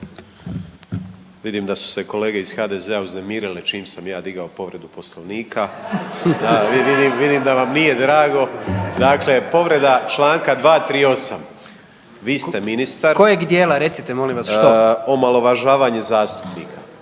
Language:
Croatian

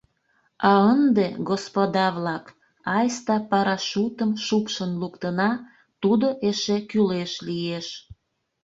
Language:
Mari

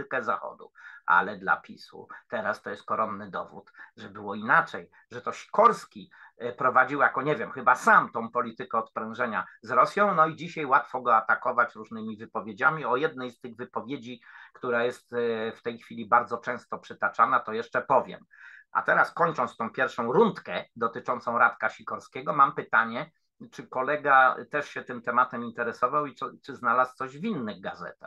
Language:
Polish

